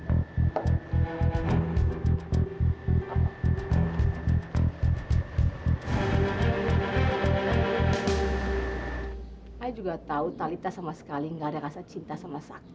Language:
Indonesian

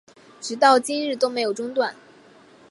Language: Chinese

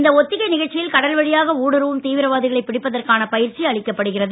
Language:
Tamil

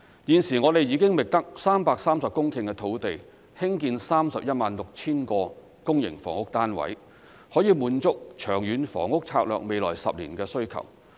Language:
Cantonese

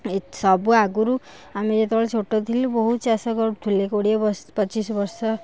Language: Odia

